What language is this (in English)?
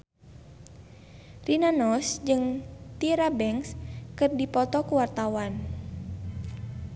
Sundanese